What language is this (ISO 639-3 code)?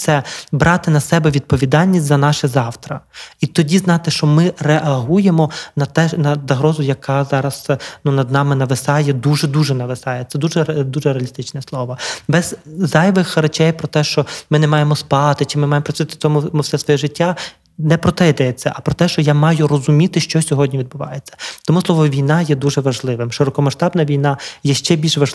ukr